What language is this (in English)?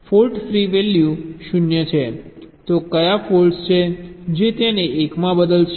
Gujarati